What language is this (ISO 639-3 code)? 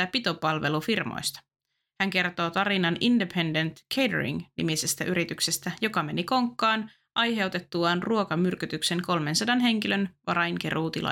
fin